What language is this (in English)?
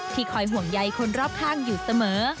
Thai